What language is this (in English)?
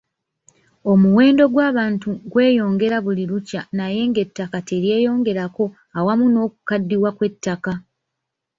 Ganda